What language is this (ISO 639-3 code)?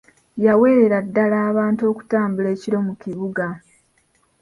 lug